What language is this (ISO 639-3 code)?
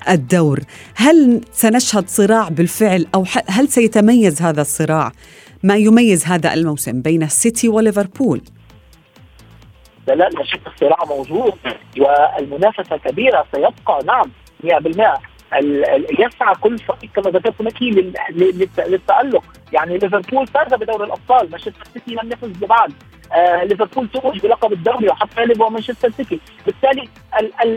ara